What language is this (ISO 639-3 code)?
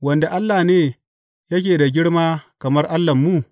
hau